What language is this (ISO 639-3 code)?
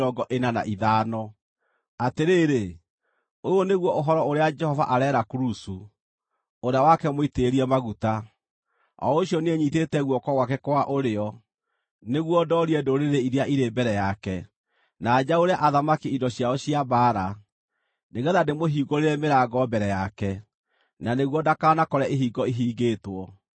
kik